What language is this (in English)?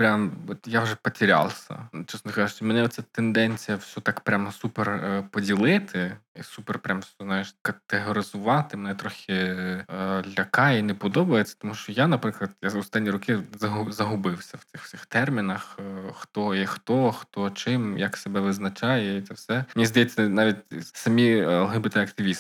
Ukrainian